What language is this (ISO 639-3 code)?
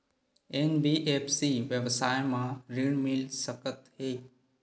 hne